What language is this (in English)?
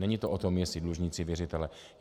Czech